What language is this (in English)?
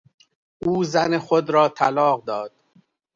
Persian